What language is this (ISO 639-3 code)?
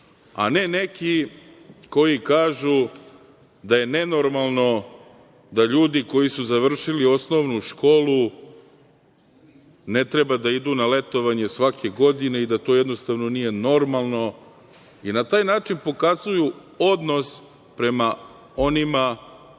srp